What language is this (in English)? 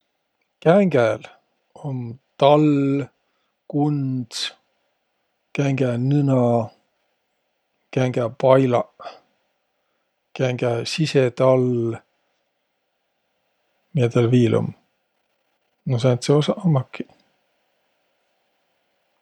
Võro